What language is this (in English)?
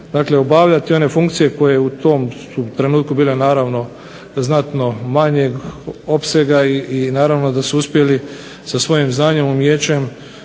Croatian